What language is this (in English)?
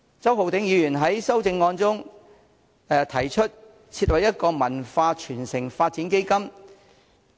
Cantonese